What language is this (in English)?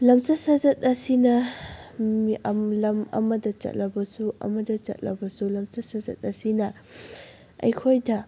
Manipuri